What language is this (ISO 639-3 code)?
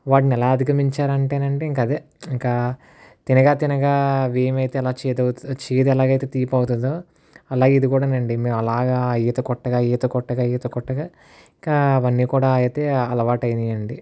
tel